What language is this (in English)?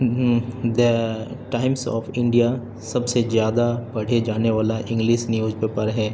Urdu